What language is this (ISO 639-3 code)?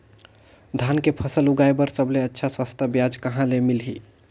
hne